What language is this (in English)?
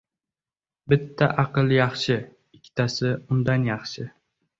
Uzbek